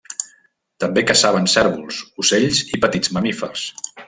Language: Catalan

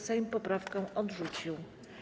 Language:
Polish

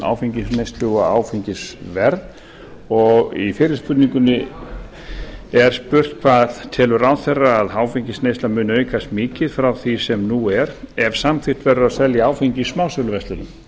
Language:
Icelandic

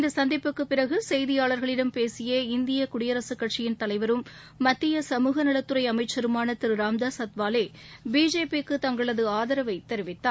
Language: Tamil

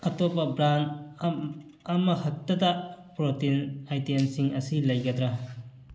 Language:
Manipuri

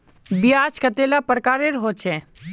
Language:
Magahi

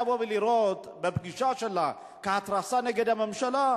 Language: Hebrew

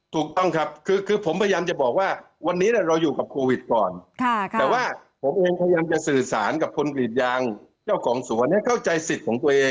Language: Thai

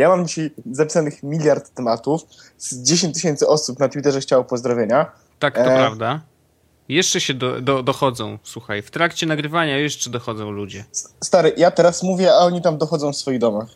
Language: Polish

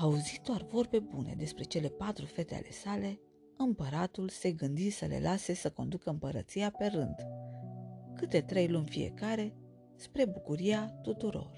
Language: Romanian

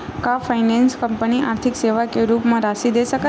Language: Chhattisgarhi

